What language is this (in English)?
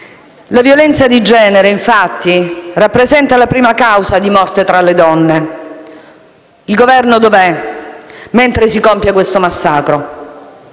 Italian